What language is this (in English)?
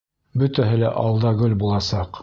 Bashkir